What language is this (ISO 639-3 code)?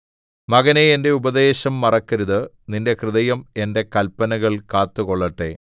mal